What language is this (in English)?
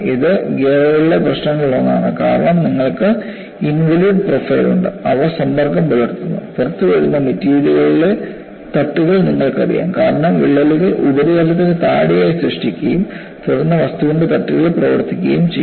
Malayalam